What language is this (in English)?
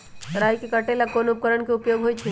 Magahi